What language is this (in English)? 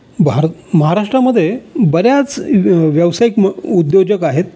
Marathi